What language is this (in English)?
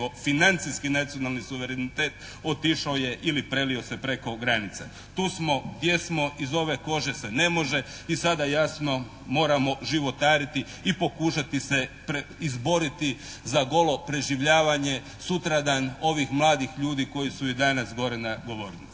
Croatian